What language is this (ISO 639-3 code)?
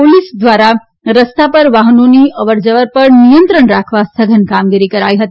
guj